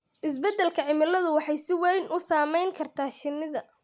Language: Somali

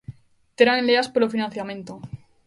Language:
Galician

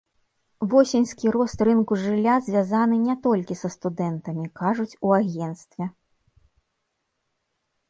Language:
Belarusian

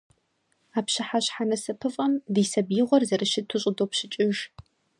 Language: Kabardian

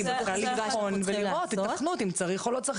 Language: Hebrew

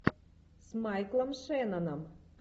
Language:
Russian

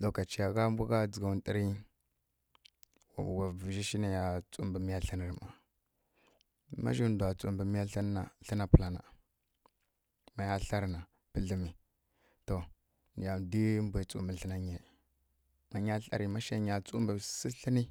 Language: Kirya-Konzəl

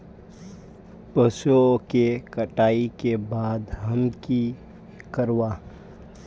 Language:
Magahi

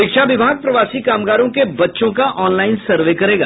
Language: Hindi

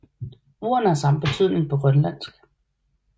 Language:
Danish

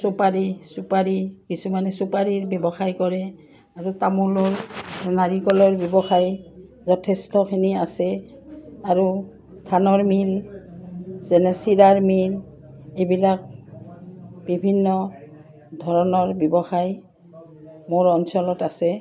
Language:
Assamese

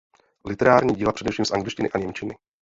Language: Czech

